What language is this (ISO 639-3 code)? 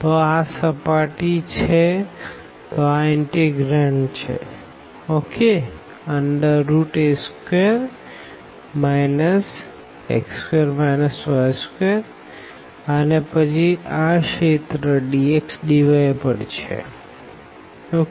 guj